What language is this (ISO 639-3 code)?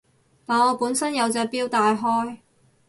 yue